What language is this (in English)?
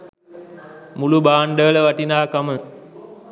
Sinhala